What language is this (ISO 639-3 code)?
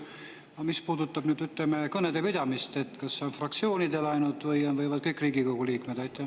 est